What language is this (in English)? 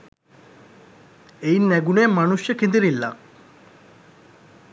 Sinhala